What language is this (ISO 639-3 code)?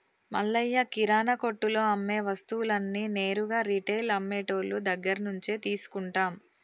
tel